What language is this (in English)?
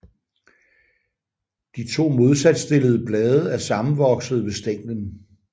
Danish